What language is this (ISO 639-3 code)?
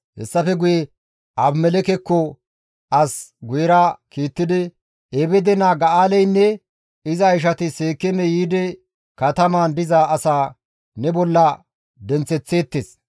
gmv